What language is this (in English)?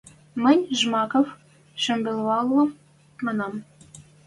Western Mari